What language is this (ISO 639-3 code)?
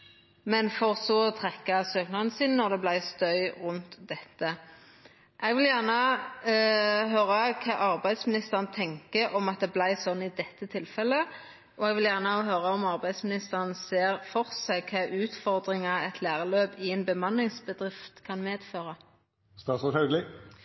nno